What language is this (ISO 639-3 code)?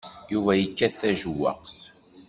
kab